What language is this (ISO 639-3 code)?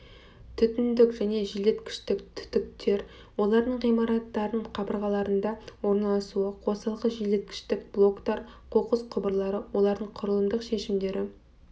kaz